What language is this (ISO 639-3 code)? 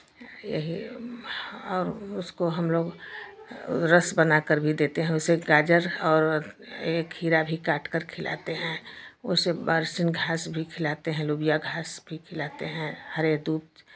hin